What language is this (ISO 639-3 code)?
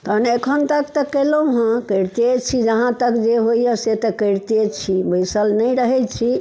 mai